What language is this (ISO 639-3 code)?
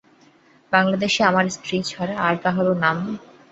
ben